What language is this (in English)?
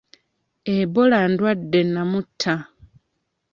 Ganda